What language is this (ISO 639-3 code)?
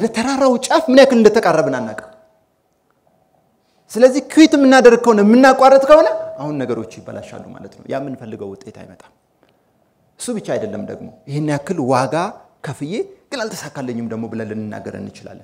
ara